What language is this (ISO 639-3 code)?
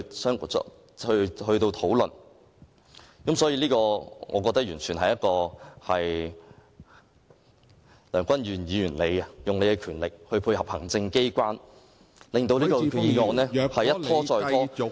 yue